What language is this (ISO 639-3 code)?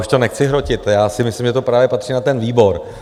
ces